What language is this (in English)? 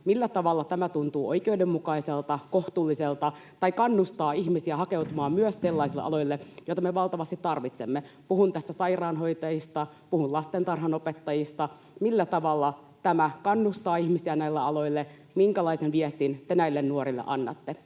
Finnish